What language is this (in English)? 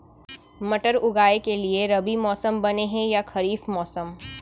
Chhattisgarhi